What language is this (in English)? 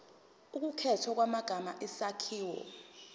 Zulu